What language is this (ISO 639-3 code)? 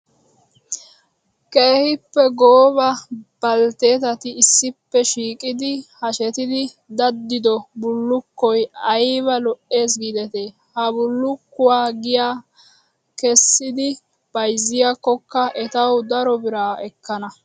wal